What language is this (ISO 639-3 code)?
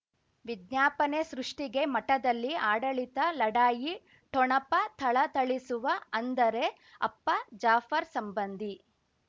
kan